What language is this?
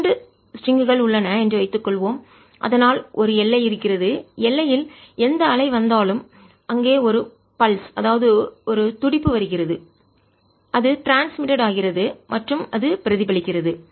Tamil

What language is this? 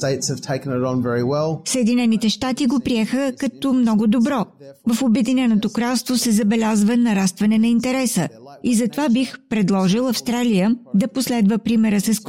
Bulgarian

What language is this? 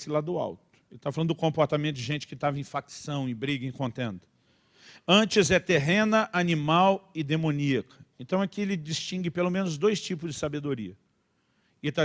Portuguese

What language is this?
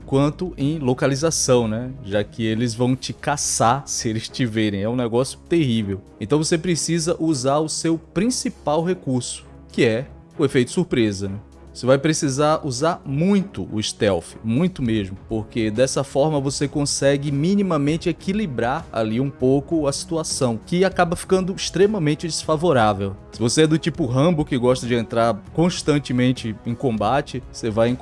Portuguese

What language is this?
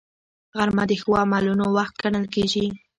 Pashto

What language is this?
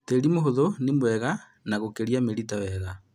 Kikuyu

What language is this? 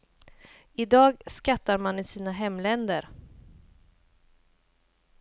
Swedish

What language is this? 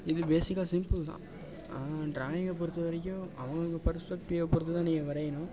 Tamil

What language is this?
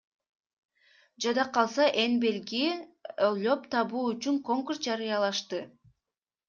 Kyrgyz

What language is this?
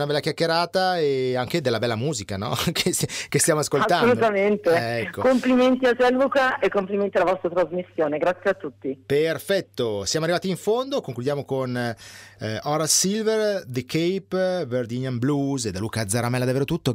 Italian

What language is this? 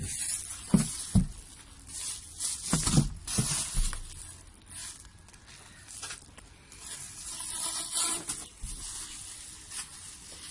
Bulgarian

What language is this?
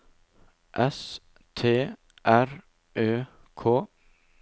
Norwegian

